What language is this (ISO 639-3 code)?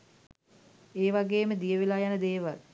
sin